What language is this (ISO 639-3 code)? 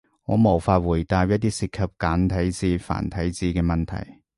yue